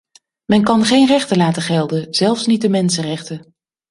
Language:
Dutch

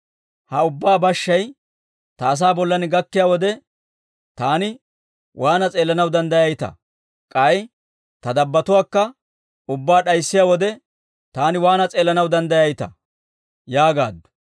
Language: Dawro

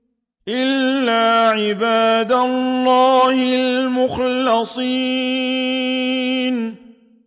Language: Arabic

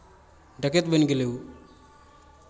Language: Maithili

